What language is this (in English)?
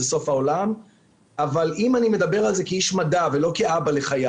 Hebrew